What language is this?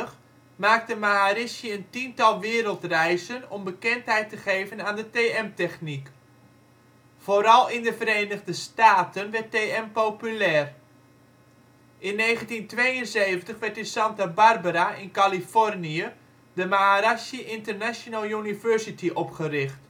Dutch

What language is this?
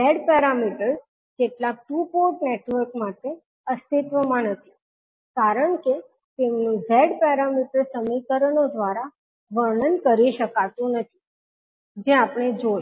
Gujarati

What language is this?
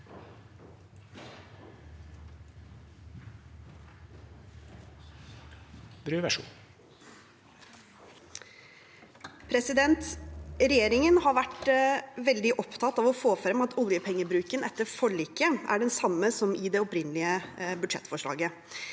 Norwegian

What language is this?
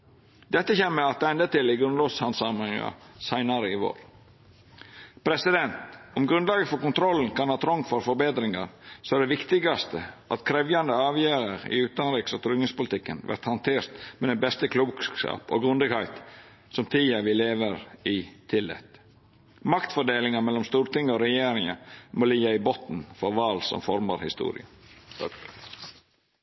Norwegian Nynorsk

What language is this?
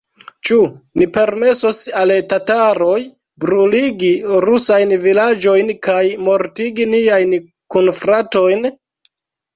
Esperanto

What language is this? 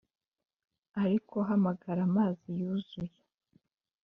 Kinyarwanda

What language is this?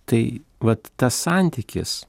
Lithuanian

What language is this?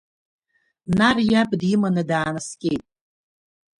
Abkhazian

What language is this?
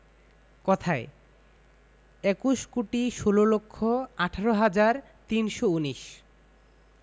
Bangla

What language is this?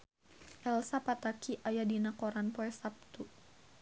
Sundanese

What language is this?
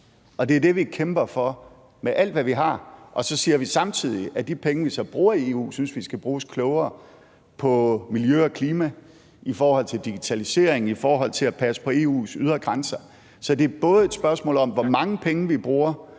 Danish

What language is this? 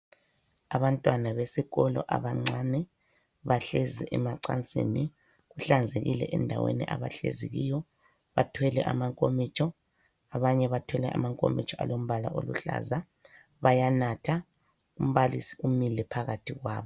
North Ndebele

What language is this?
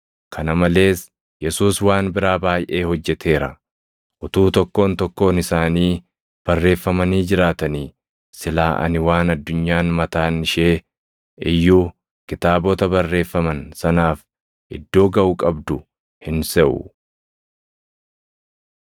Oromo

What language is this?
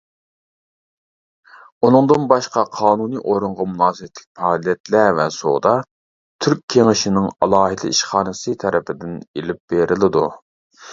Uyghur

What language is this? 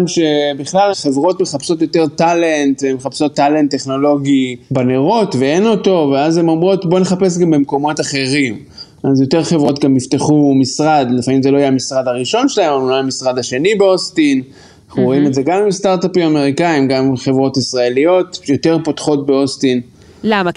Hebrew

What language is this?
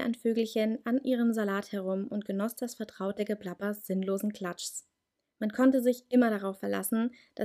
German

